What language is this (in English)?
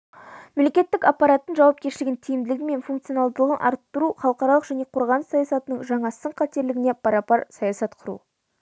Kazakh